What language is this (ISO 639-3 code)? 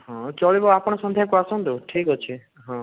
ori